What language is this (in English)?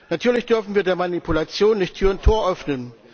German